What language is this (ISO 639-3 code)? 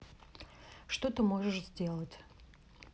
rus